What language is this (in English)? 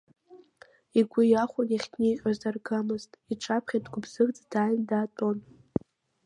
Abkhazian